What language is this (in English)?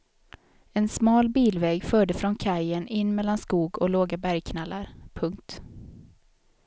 Swedish